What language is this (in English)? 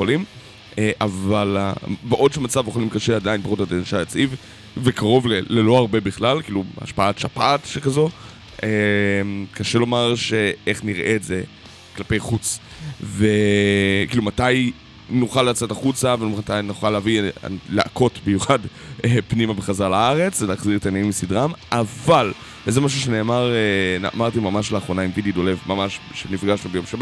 Hebrew